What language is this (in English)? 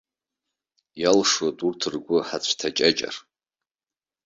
Abkhazian